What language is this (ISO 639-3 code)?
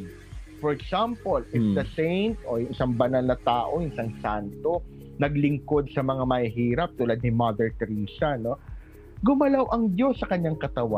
fil